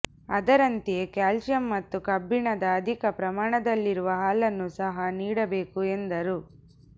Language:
Kannada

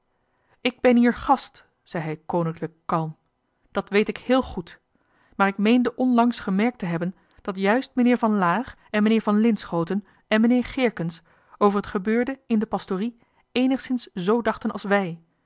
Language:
Dutch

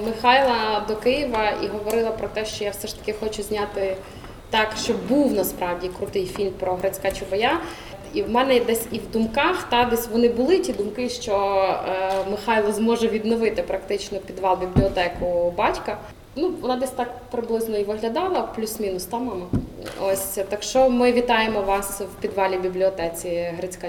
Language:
Ukrainian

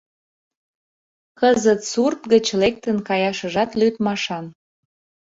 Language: Mari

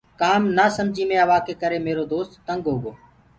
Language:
Gurgula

